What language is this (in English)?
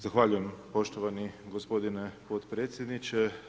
Croatian